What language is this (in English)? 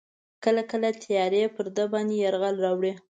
Pashto